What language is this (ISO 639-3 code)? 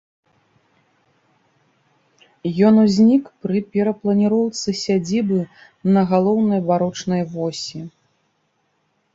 bel